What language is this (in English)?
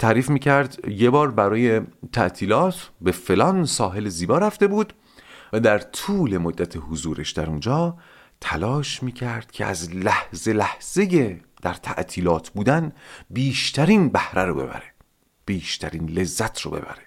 Persian